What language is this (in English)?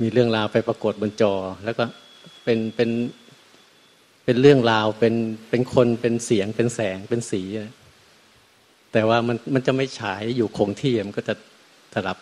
Thai